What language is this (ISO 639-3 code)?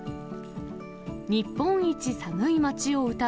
jpn